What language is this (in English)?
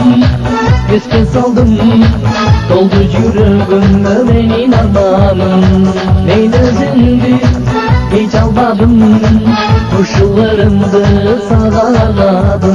Russian